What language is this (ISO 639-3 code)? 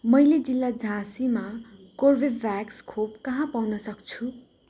nep